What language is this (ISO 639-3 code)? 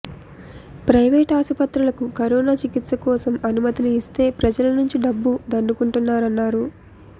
tel